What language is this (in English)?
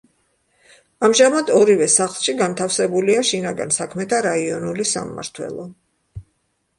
Georgian